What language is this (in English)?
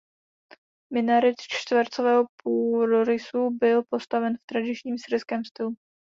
Czech